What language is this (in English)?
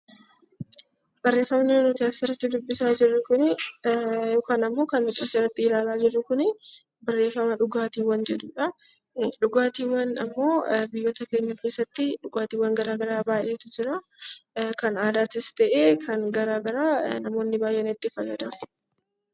Oromo